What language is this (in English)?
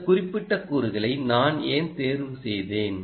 Tamil